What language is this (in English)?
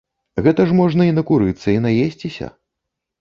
Belarusian